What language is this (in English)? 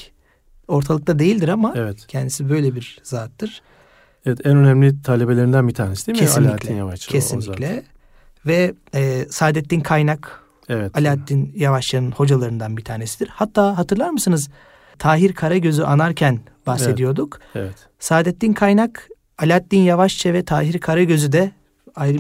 Turkish